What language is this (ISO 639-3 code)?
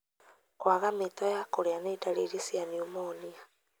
kik